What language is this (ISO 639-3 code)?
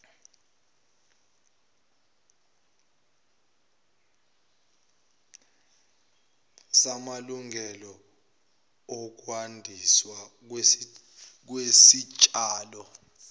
zul